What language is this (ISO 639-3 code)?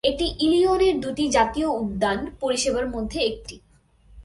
ben